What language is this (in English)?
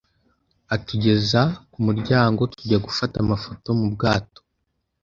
Kinyarwanda